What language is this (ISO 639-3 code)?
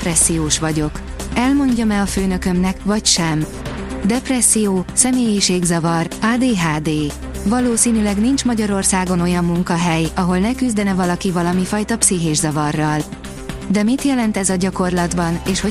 hun